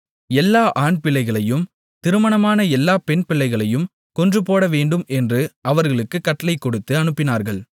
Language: Tamil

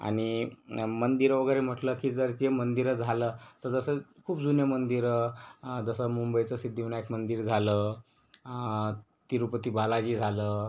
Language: Marathi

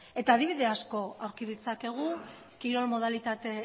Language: Basque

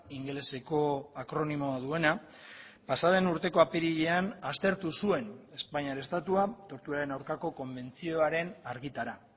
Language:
Basque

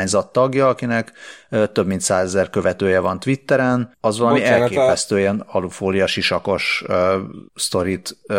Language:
Hungarian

